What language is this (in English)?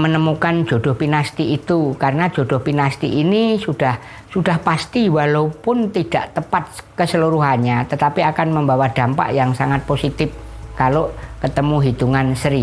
Indonesian